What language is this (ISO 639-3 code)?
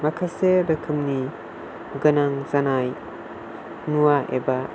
brx